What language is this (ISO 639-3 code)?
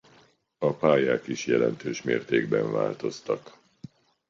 hun